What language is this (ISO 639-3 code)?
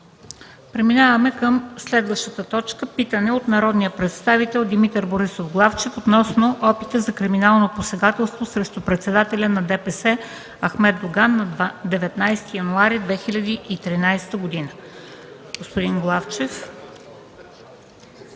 bul